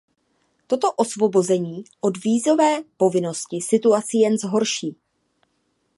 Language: Czech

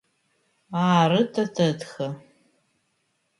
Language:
Adyghe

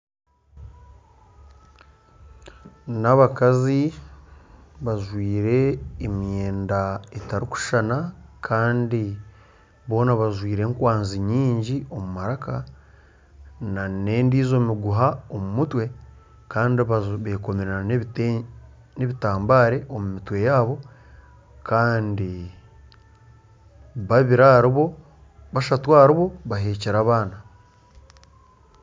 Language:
Nyankole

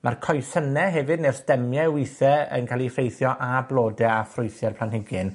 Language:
Welsh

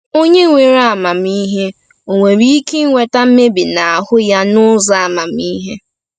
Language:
Igbo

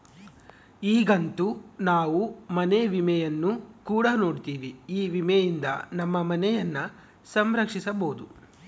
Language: Kannada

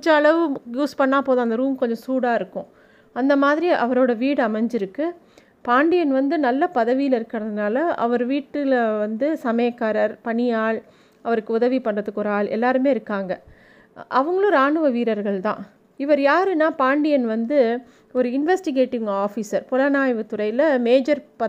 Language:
Tamil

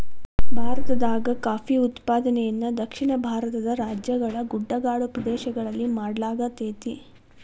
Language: Kannada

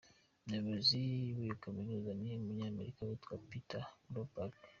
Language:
Kinyarwanda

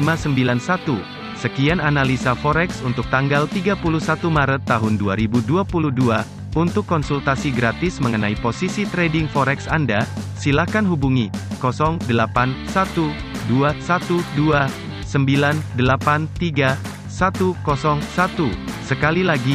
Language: Indonesian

